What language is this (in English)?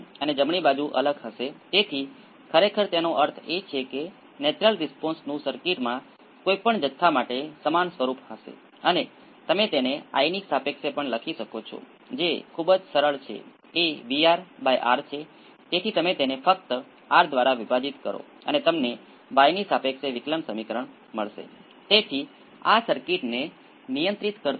Gujarati